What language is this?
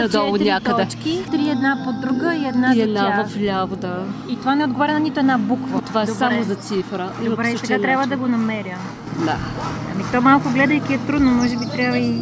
Bulgarian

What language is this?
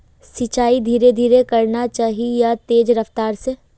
Magahi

